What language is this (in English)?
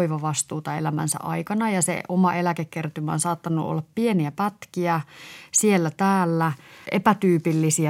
Finnish